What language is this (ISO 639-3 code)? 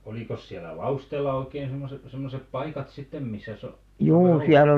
fin